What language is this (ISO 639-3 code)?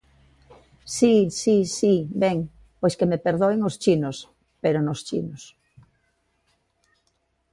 glg